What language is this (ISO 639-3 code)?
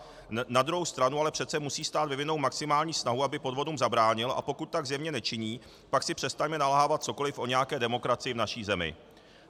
ces